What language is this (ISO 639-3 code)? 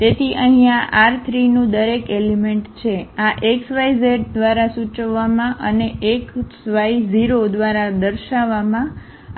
guj